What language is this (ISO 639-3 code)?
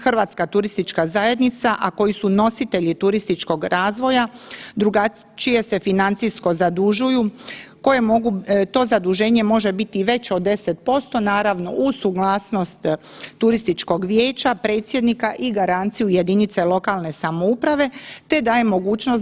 hrv